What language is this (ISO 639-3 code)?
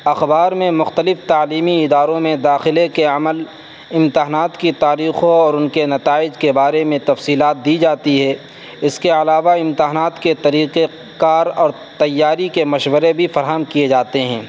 urd